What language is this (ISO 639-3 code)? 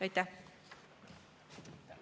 est